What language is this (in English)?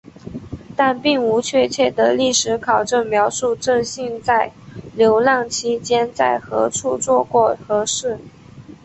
Chinese